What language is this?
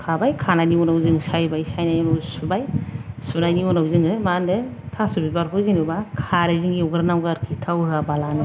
Bodo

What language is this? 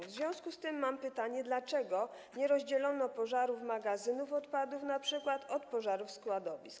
Polish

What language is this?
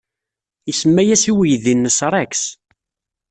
Kabyle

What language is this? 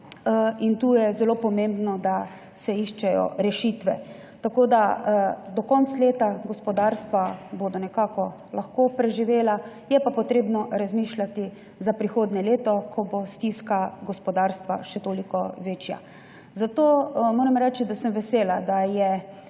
Slovenian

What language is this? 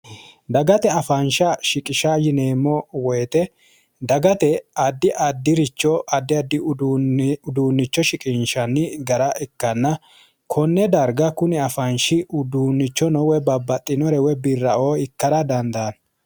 Sidamo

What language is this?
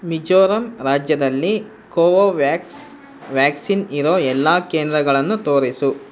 Kannada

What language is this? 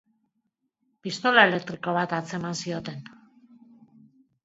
Basque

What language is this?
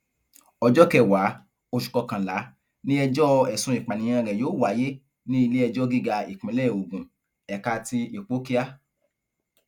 Yoruba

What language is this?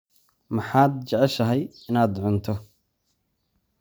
Somali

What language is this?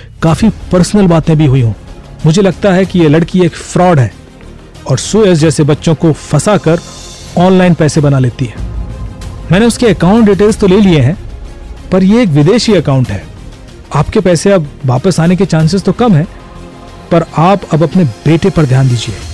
Hindi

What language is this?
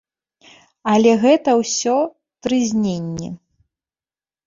Belarusian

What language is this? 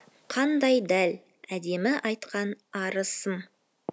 Kazakh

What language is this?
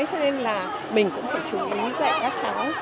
Vietnamese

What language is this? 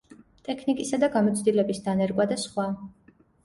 Georgian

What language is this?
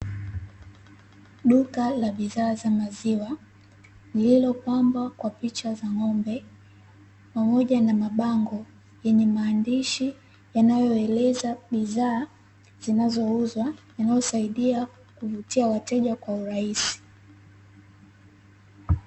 Swahili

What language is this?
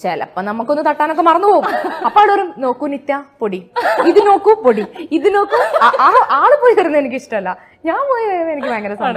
Hindi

